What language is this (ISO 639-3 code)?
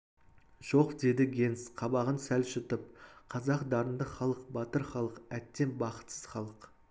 kaz